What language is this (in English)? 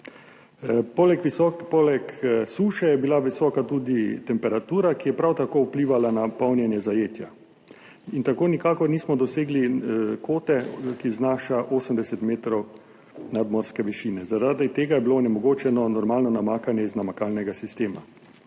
Slovenian